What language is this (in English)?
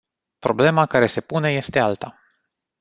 Romanian